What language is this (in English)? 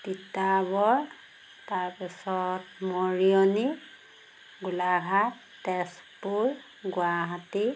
Assamese